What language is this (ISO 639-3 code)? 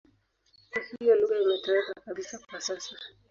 swa